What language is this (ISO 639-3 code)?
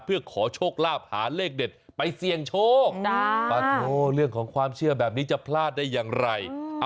tha